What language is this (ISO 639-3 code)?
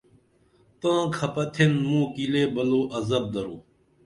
dml